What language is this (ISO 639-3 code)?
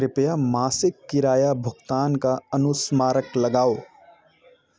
hin